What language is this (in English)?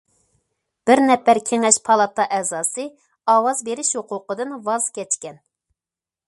Uyghur